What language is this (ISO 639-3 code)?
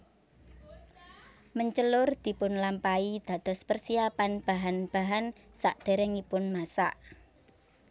jav